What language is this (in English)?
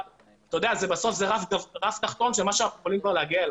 Hebrew